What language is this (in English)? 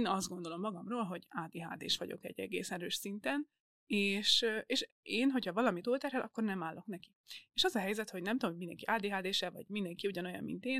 Hungarian